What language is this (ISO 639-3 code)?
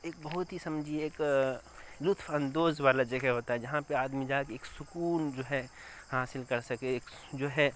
urd